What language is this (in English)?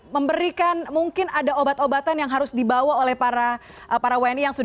Indonesian